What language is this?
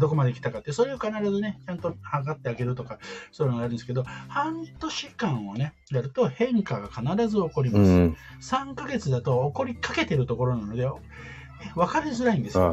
Japanese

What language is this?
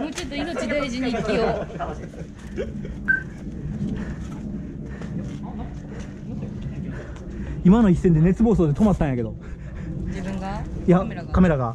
Japanese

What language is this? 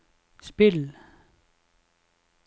Norwegian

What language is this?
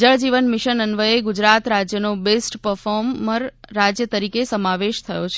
Gujarati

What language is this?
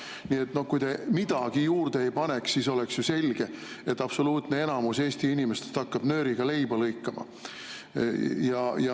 Estonian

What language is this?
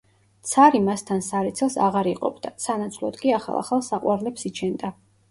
Georgian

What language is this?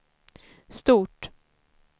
Swedish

